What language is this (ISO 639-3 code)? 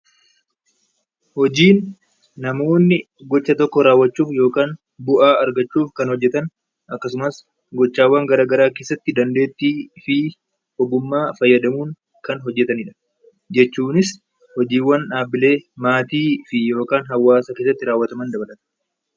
orm